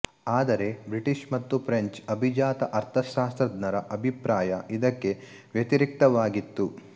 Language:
Kannada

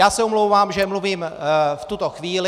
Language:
Czech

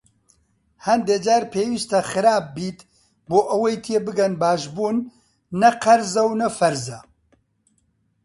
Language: Central Kurdish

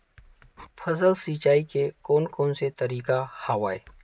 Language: Chhattisgarhi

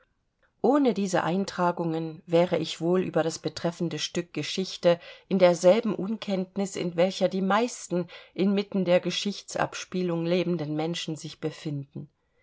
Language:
German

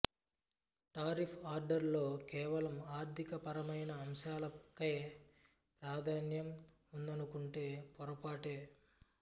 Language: Telugu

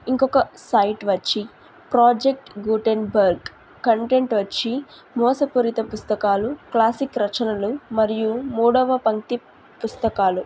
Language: Telugu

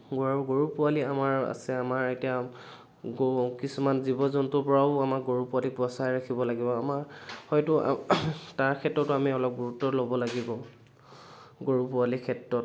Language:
Assamese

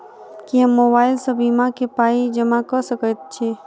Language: Maithili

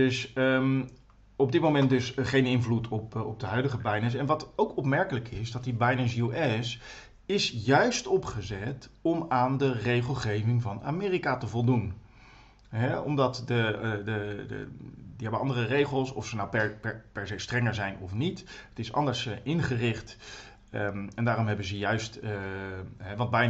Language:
Dutch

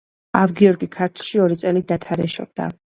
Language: Georgian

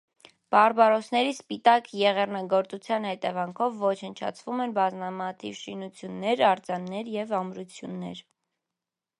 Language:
Armenian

